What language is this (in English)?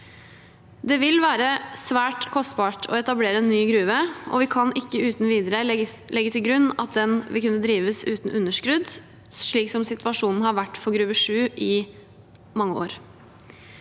Norwegian